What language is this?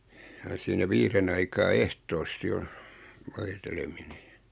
Finnish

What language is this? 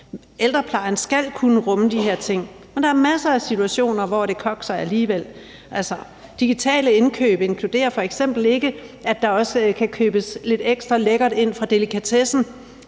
Danish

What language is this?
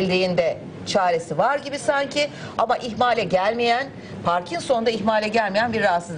Turkish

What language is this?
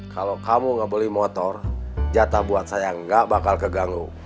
Indonesian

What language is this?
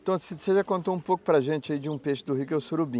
Portuguese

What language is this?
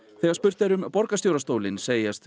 Icelandic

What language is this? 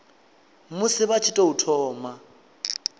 Venda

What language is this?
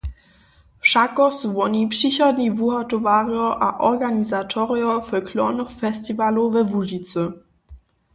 Upper Sorbian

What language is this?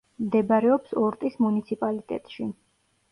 Georgian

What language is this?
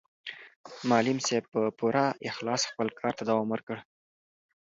Pashto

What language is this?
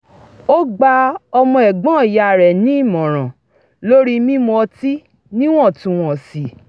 Yoruba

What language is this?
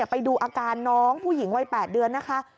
Thai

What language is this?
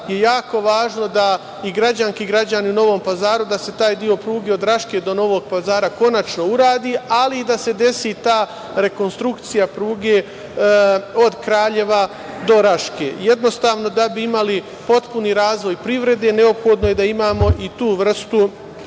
Serbian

